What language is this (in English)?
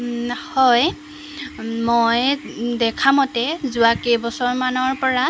Assamese